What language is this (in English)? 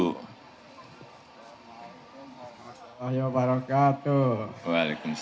Indonesian